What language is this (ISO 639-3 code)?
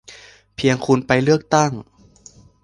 tha